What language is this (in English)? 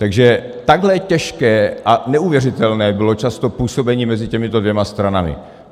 Czech